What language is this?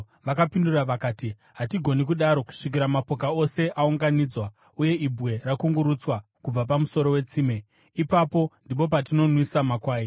Shona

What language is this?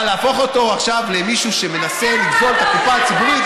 Hebrew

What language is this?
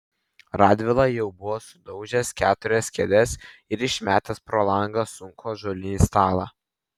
Lithuanian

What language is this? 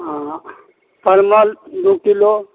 Maithili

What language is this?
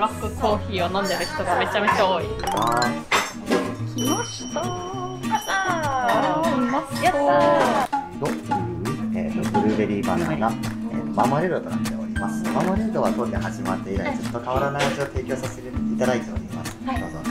Japanese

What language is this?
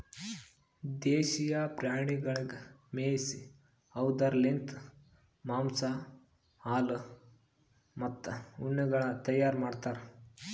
Kannada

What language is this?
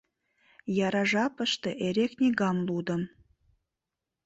Mari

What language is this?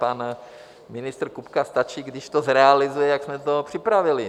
Czech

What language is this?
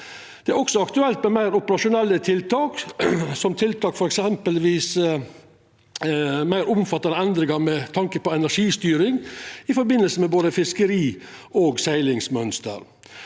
Norwegian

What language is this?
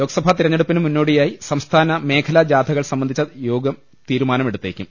Malayalam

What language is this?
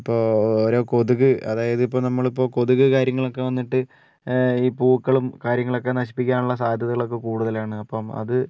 Malayalam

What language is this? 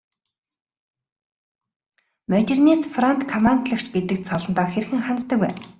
Mongolian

